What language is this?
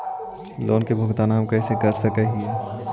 Magahi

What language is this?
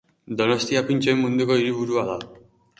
Basque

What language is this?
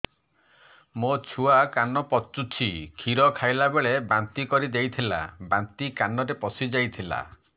Odia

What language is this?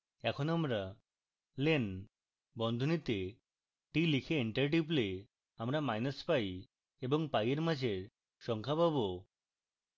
Bangla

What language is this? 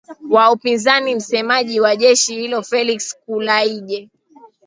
Swahili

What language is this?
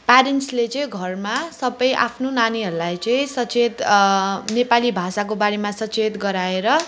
Nepali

